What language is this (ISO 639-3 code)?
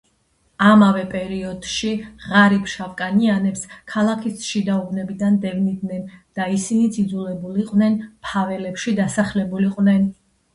kat